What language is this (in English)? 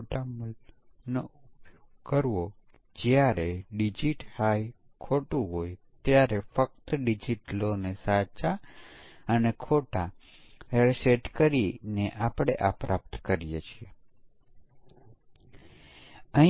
Gujarati